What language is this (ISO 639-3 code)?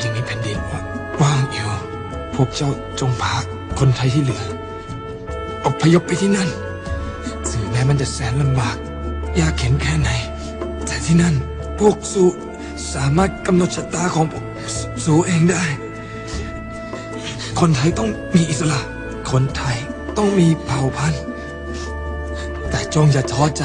tha